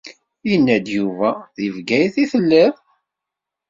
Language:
Kabyle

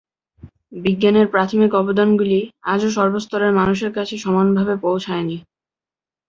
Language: Bangla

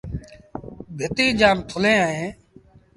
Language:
Sindhi Bhil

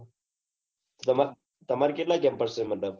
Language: Gujarati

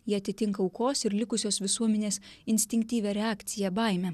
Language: Lithuanian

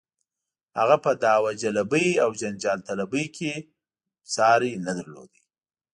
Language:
Pashto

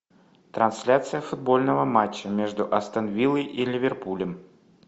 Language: Russian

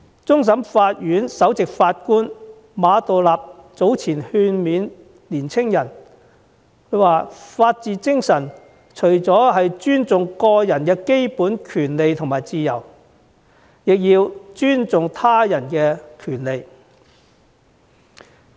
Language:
Cantonese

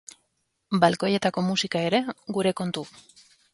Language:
Basque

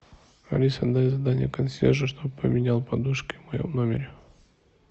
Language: Russian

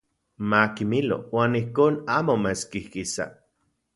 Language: Central Puebla Nahuatl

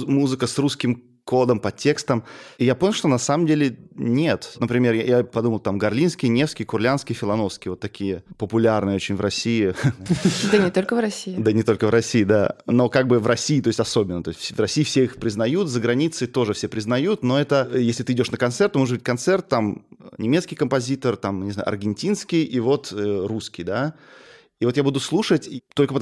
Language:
Russian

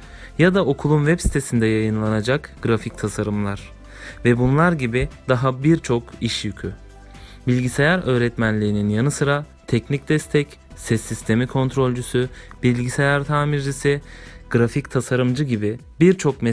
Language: Turkish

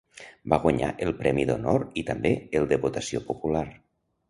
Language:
Catalan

